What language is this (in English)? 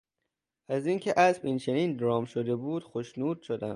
Persian